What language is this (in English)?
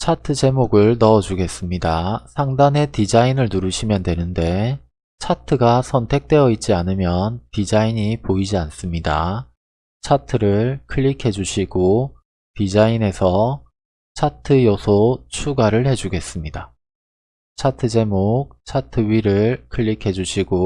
Korean